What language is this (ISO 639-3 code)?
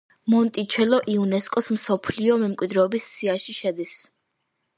kat